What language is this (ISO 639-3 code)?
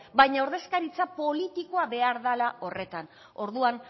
eus